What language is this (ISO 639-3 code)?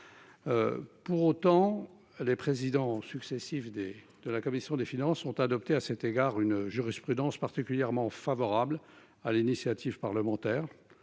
fra